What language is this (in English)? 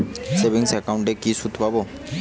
Bangla